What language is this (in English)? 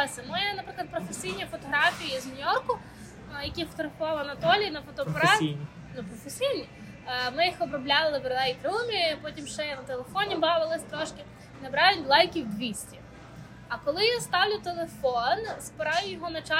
Ukrainian